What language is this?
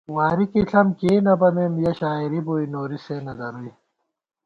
Gawar-Bati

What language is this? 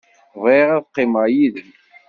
Kabyle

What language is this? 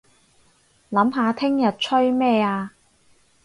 Cantonese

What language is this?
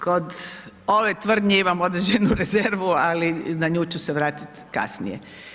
Croatian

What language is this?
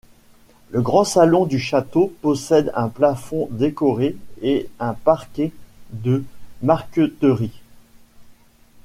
French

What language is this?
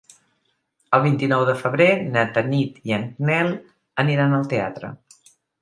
Catalan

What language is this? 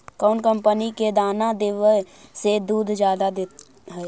Magahi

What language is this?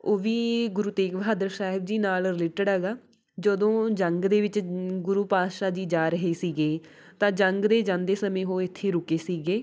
Punjabi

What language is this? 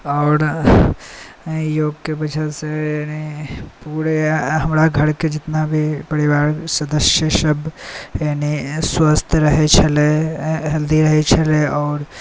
Maithili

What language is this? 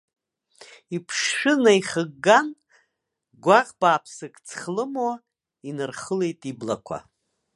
Abkhazian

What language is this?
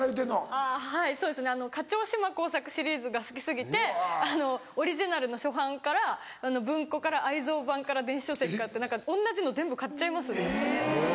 Japanese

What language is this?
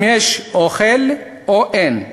Hebrew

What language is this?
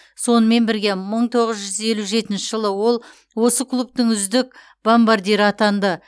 Kazakh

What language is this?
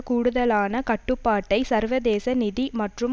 Tamil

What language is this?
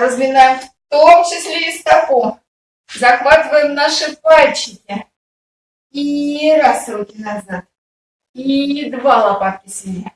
Russian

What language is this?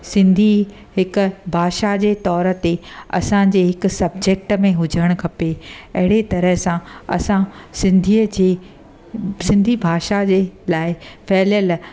Sindhi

